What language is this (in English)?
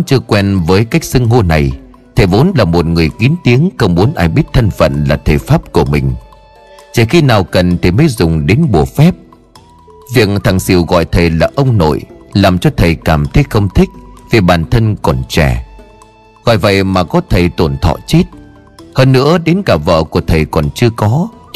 Vietnamese